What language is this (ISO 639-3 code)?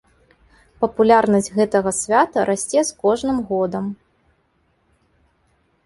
bel